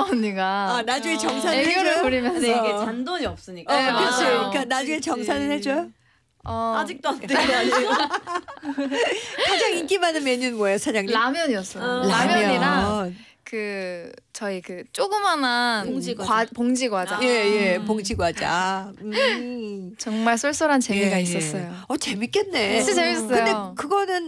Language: Korean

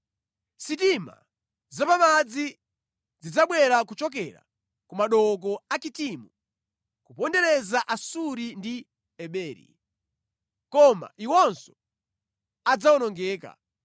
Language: Nyanja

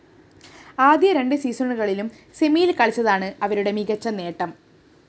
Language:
Malayalam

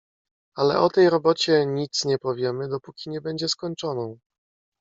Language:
Polish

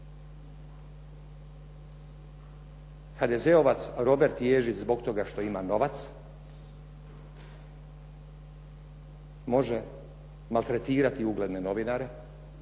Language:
Croatian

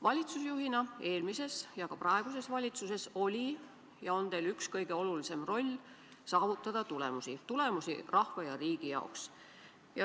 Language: Estonian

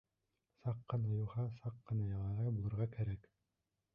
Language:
Bashkir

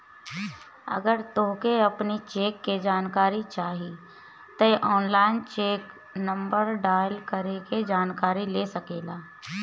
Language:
Bhojpuri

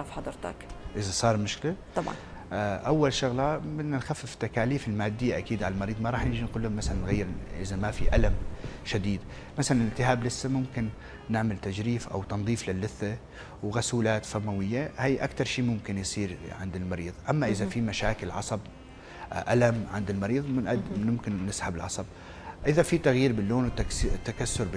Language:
Arabic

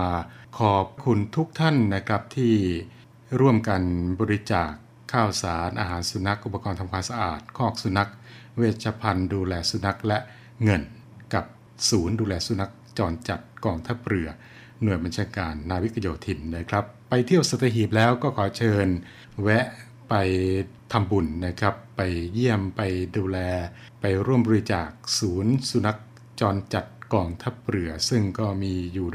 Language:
Thai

